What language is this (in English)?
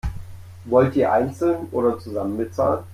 German